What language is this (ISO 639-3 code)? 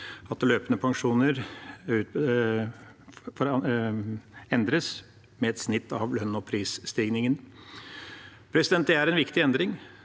nor